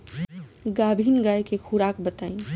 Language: Bhojpuri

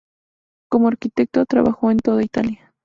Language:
Spanish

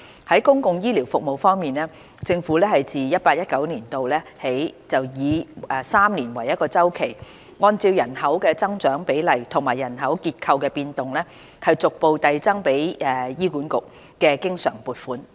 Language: Cantonese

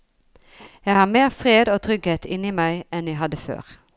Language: Norwegian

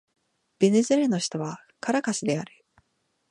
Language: Japanese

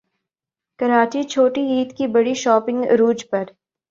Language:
Urdu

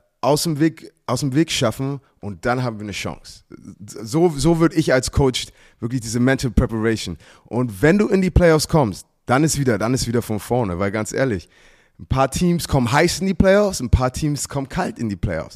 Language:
German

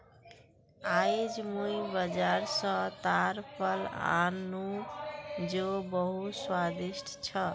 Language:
Magahi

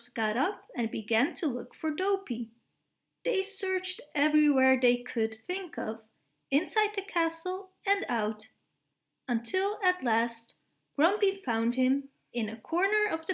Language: English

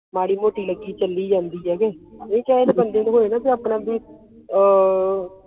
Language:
Punjabi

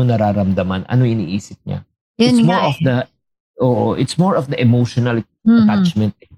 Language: Filipino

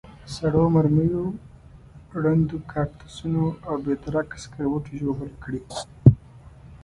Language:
Pashto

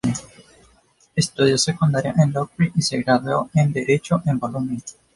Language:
Spanish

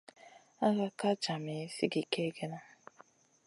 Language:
Masana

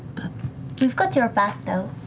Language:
English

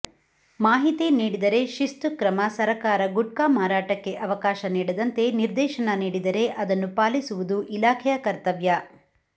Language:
Kannada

